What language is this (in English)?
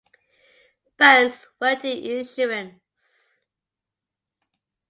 English